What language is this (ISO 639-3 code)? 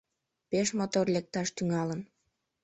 chm